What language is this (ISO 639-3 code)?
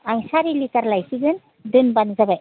brx